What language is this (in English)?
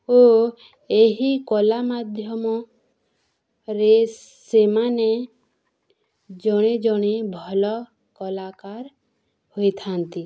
Odia